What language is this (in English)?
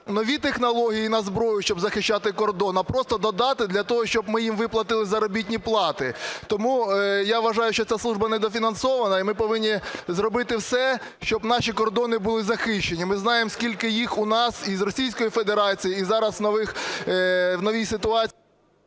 Ukrainian